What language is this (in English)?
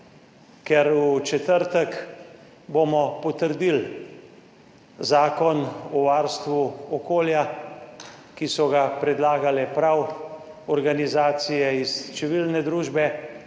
Slovenian